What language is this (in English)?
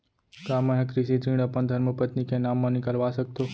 Chhattisgarhi